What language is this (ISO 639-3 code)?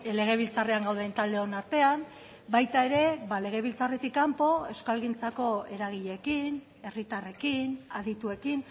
eus